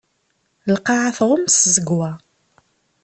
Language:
Kabyle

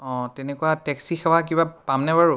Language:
Assamese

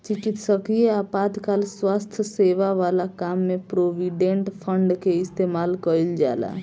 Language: Bhojpuri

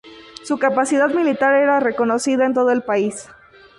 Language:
Spanish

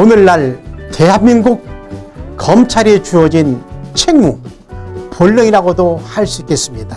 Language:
Korean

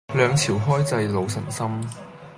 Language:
Cantonese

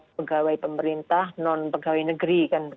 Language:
Indonesian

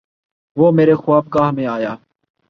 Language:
Urdu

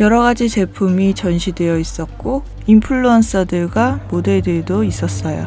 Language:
Korean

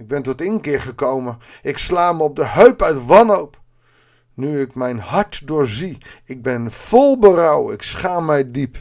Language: Dutch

